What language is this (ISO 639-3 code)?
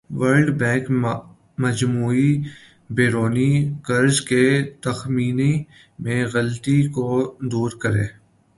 urd